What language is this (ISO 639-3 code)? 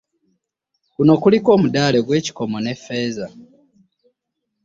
lug